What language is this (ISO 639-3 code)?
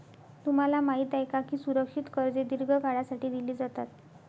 mar